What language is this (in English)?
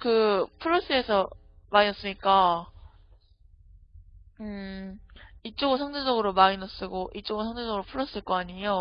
Korean